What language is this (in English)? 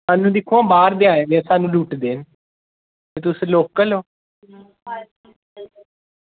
Dogri